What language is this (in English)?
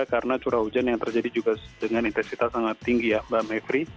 Indonesian